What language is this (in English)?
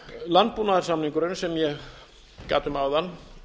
Icelandic